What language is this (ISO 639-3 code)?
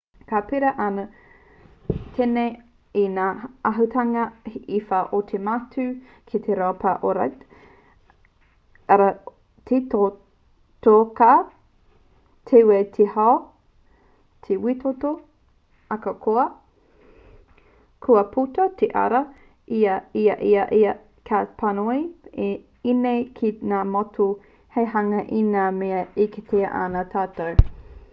mri